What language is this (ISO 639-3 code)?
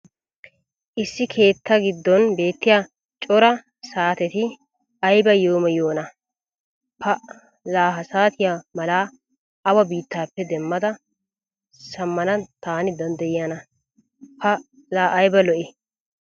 wal